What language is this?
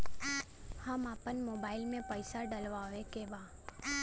Bhojpuri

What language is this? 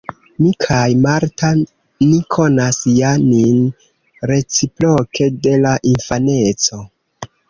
Esperanto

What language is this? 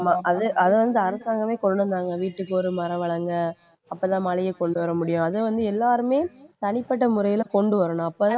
Tamil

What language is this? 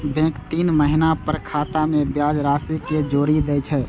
Maithili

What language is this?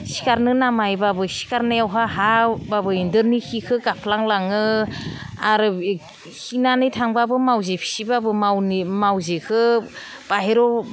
Bodo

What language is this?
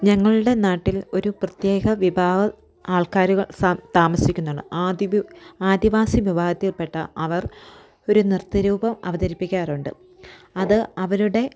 Malayalam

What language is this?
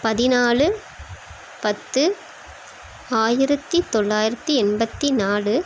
Tamil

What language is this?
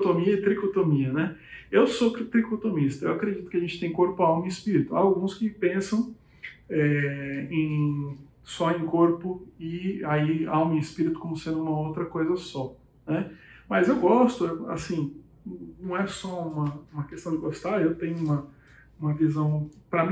Portuguese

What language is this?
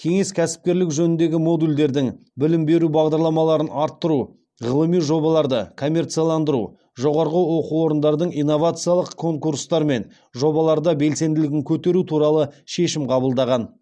Kazakh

